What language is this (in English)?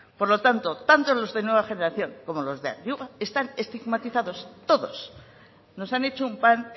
Spanish